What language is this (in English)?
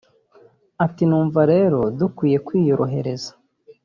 Kinyarwanda